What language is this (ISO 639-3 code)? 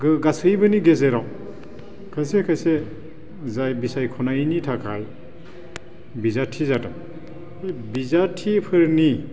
brx